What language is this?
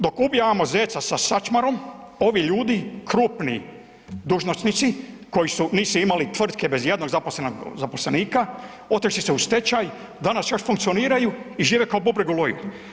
Croatian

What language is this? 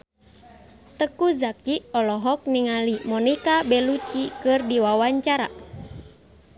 Sundanese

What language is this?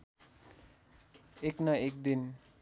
Nepali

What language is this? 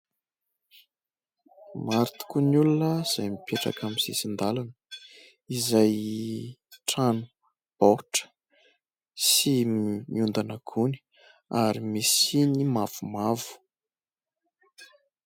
Malagasy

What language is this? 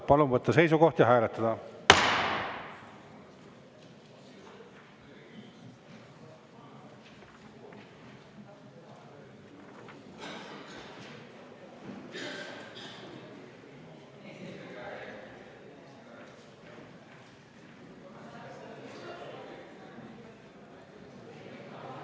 Estonian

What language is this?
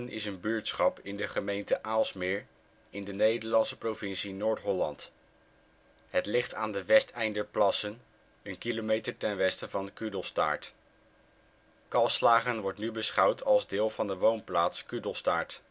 Dutch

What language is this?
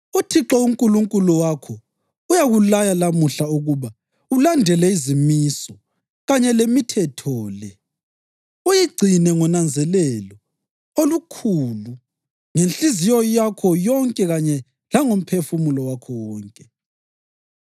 North Ndebele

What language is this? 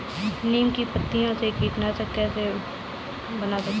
Hindi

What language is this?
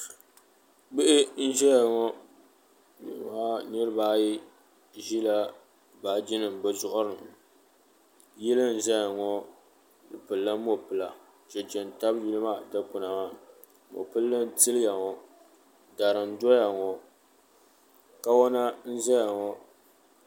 Dagbani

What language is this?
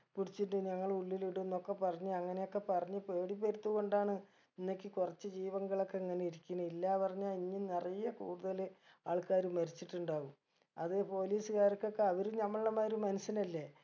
Malayalam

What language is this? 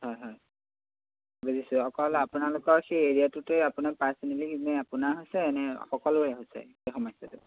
Assamese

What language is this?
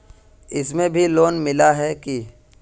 Magahi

